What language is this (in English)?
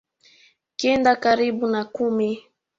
Swahili